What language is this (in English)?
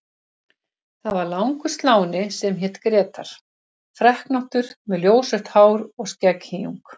Icelandic